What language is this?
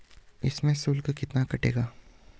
Hindi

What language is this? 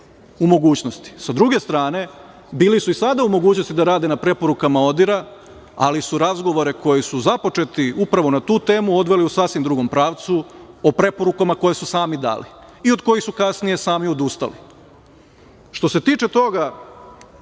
Serbian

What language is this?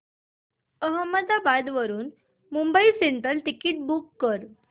Marathi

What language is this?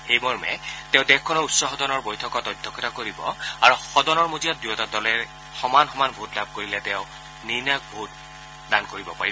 Assamese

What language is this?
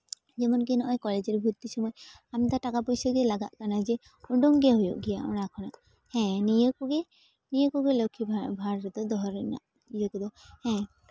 Santali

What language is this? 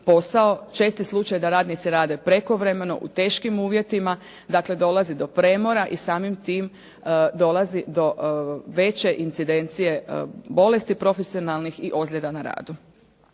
Croatian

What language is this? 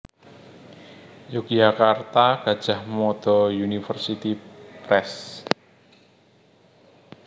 Javanese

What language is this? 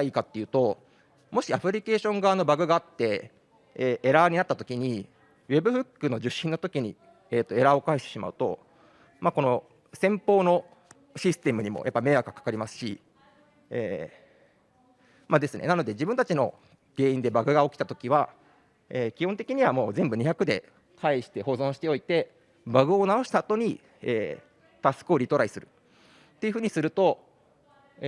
Japanese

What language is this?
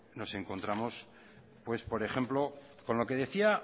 Spanish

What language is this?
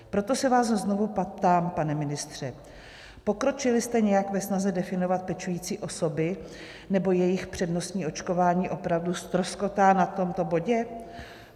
Czech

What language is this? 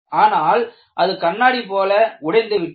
Tamil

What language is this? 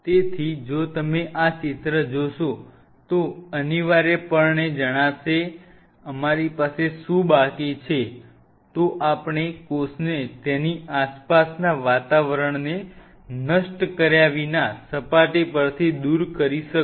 Gujarati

